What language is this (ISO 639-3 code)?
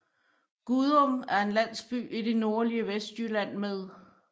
dan